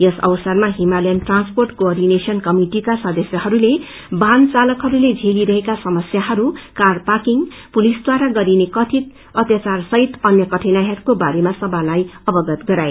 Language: Nepali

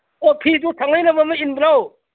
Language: Manipuri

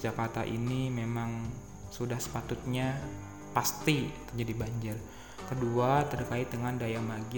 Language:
Indonesian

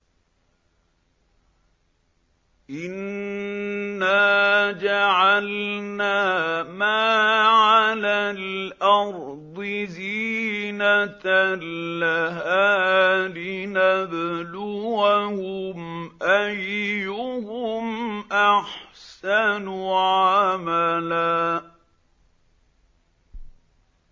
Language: Arabic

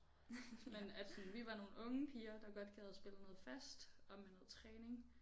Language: Danish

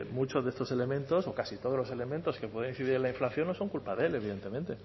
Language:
Spanish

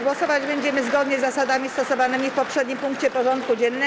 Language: Polish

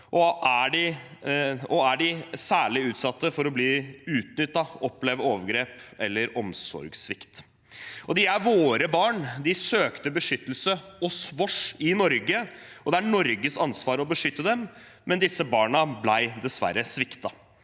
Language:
Norwegian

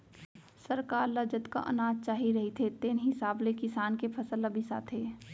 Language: Chhattisgarhi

